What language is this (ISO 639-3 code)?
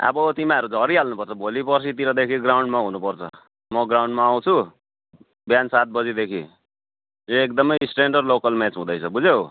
nep